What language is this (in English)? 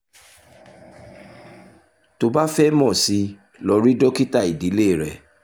Yoruba